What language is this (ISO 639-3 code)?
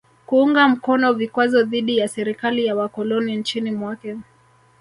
swa